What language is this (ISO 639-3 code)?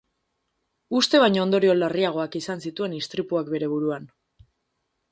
eus